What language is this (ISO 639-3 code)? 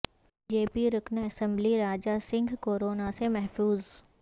urd